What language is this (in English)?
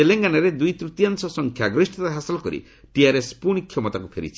Odia